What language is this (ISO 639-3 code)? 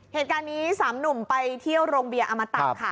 tha